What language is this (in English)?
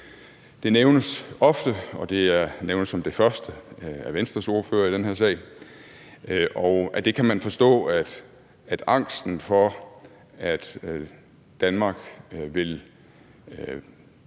Danish